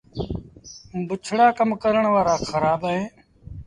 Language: Sindhi Bhil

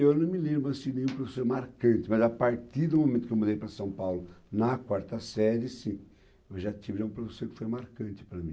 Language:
Portuguese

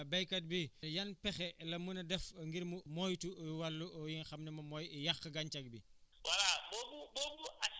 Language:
Wolof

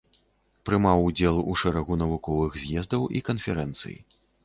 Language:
Belarusian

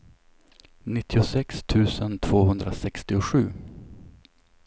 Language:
Swedish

